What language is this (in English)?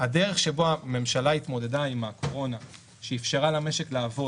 Hebrew